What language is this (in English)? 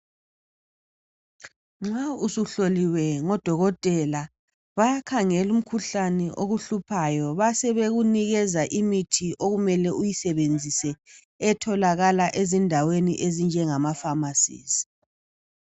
North Ndebele